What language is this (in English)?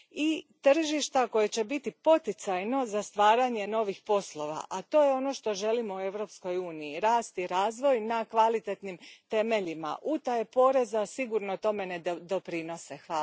Croatian